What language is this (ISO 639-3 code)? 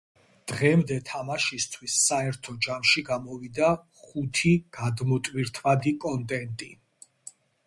kat